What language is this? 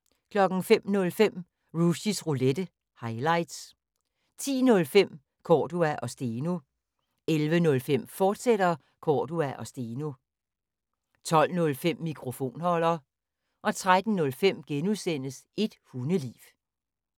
Danish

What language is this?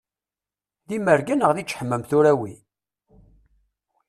Kabyle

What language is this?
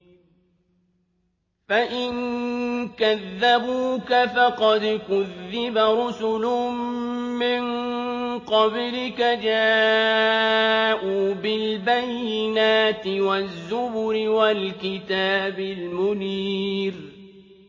Arabic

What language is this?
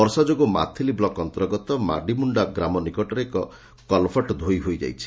Odia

